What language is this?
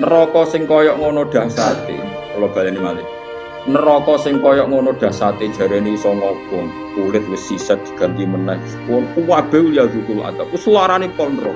Indonesian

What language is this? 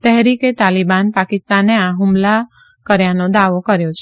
Gujarati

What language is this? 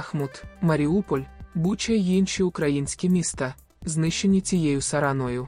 Ukrainian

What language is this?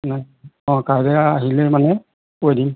Assamese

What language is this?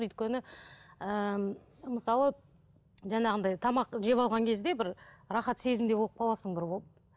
Kazakh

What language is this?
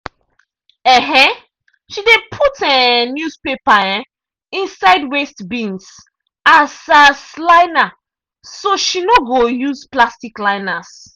Nigerian Pidgin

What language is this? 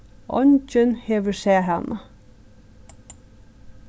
Faroese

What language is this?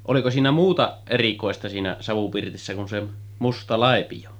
Finnish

